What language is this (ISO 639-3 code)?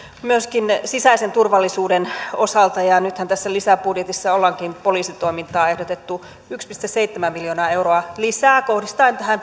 fin